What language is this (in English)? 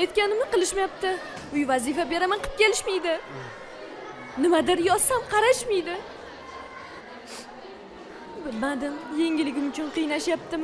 Turkish